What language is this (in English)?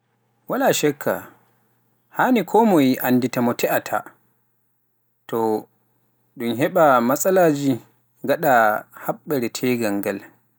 Pular